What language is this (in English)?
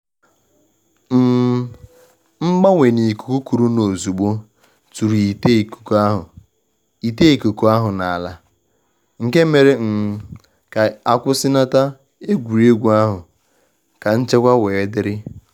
Igbo